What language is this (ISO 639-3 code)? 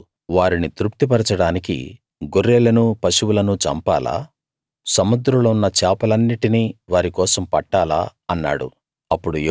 tel